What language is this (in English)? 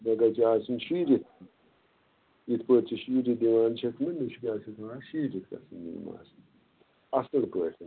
Kashmiri